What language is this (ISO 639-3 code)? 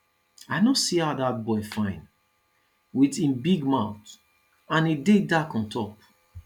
pcm